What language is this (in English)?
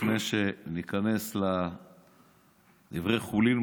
Hebrew